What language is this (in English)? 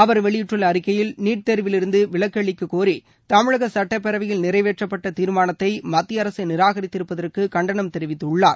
Tamil